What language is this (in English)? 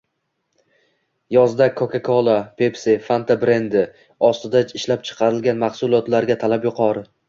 Uzbek